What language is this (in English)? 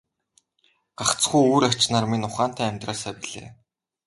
Mongolian